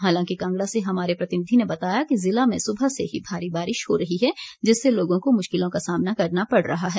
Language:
Hindi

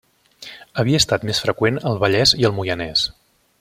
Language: Catalan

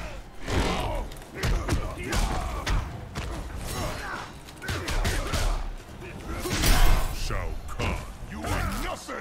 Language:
Turkish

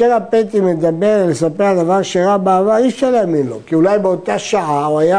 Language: Hebrew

